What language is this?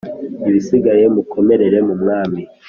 Kinyarwanda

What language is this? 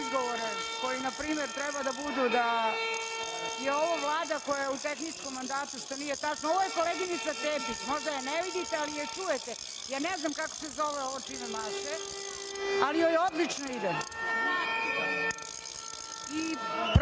Serbian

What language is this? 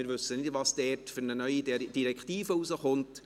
Swiss German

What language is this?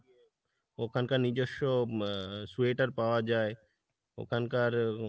Bangla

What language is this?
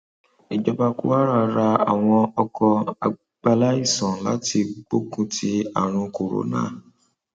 Yoruba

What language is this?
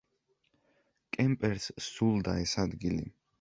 Georgian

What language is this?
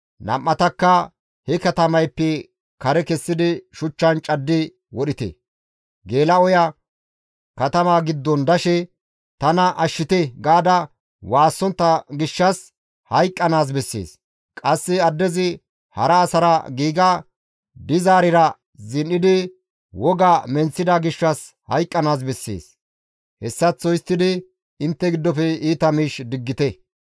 Gamo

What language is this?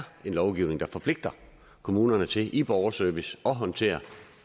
Danish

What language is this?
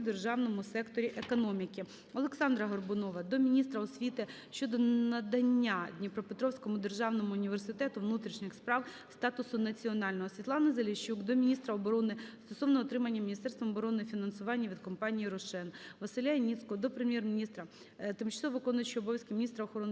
Ukrainian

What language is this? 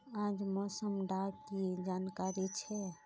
Magahi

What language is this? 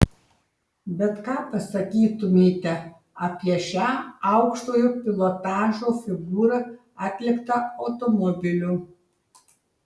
Lithuanian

